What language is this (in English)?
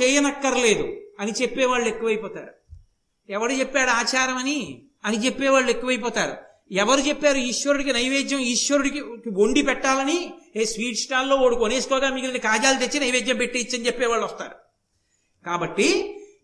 Telugu